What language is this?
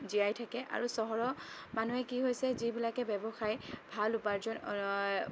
Assamese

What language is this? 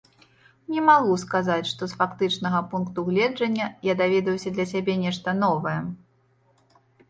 Belarusian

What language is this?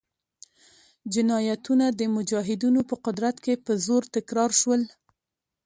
Pashto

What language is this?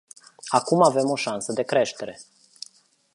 Romanian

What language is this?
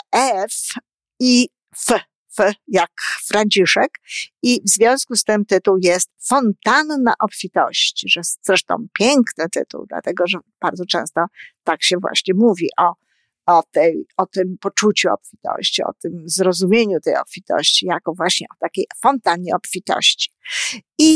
Polish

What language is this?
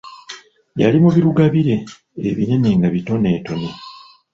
Ganda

